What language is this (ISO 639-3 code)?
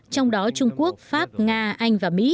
vie